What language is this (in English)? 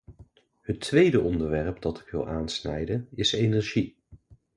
Dutch